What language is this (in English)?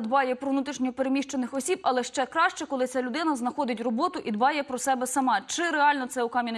Ukrainian